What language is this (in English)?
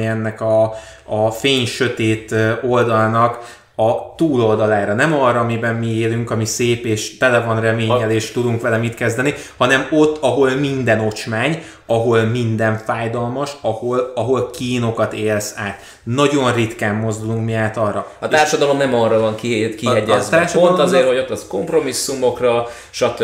Hungarian